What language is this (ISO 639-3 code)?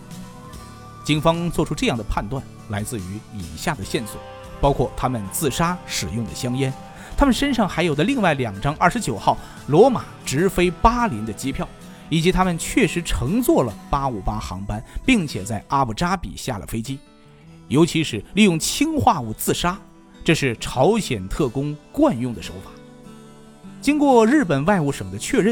zho